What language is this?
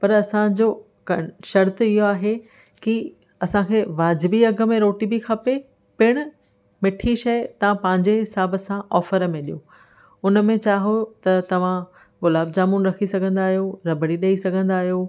Sindhi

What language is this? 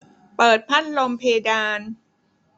Thai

